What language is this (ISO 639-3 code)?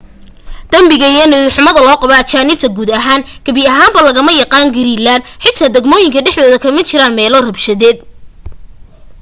som